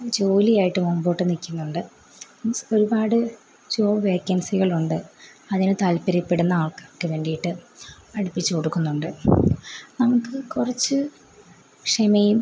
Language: Malayalam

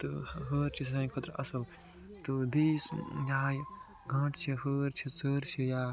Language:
Kashmiri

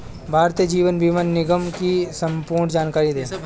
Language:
Hindi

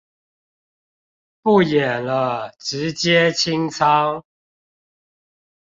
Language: Chinese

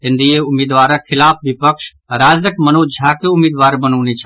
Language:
Maithili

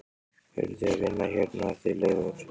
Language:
Icelandic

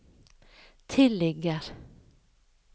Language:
Norwegian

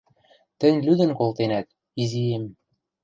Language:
Western Mari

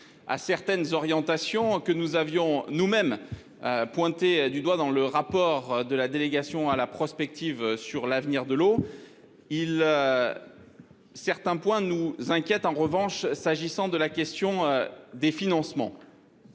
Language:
French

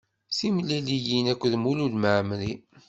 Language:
Kabyle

